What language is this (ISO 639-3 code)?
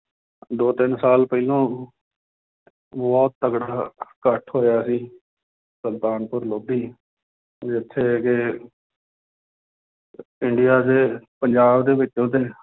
pan